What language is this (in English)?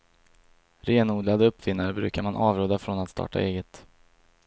Swedish